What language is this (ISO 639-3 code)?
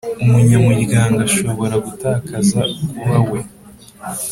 kin